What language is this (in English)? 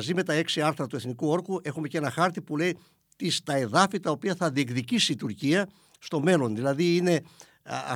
Greek